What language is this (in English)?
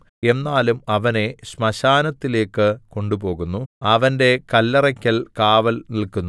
Malayalam